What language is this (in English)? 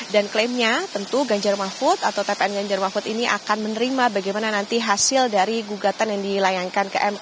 Indonesian